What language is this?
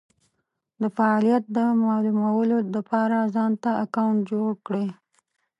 Pashto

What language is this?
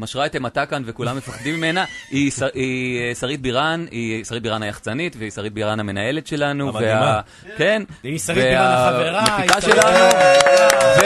Hebrew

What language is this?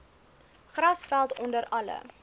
Afrikaans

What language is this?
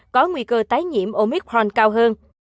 Vietnamese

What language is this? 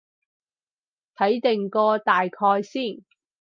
Cantonese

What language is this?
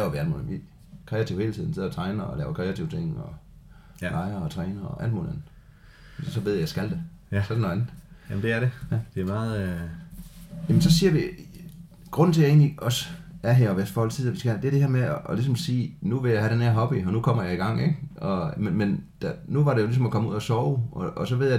Danish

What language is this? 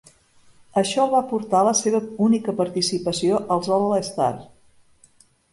Catalan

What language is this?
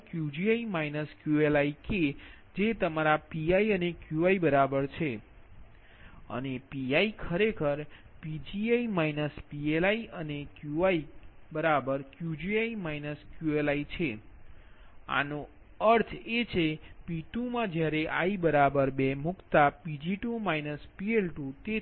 Gujarati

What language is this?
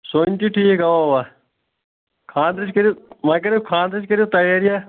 Kashmiri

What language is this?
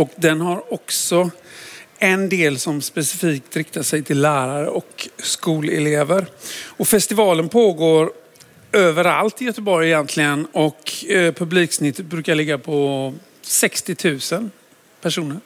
Swedish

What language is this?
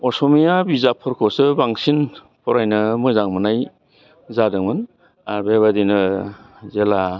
Bodo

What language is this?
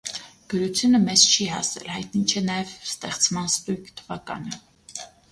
Armenian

